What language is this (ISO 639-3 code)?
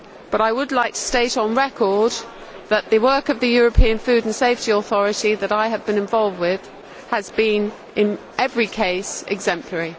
eng